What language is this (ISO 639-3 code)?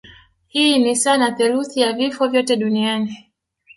swa